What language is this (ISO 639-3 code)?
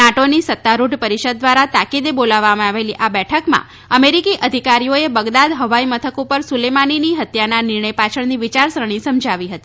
guj